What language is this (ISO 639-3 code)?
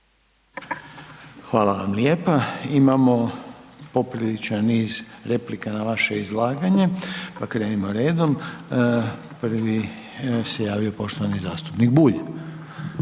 hrv